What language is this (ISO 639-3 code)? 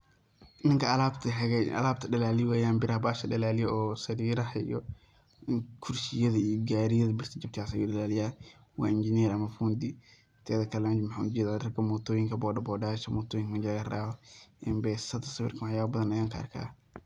som